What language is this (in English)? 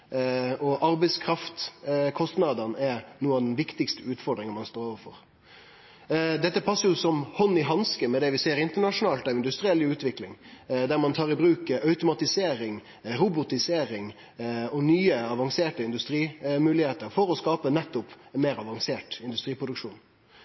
Norwegian Nynorsk